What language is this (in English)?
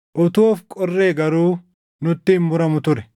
Oromo